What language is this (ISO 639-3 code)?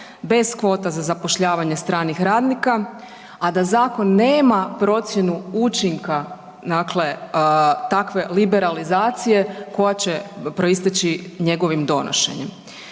hrv